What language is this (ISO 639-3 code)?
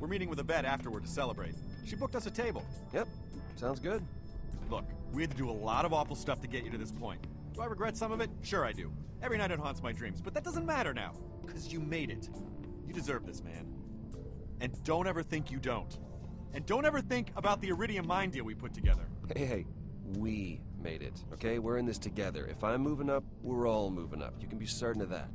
eng